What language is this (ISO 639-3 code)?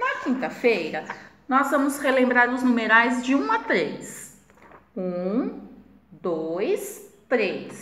por